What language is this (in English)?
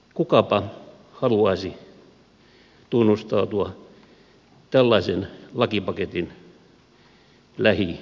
Finnish